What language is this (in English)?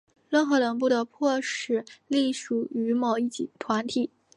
Chinese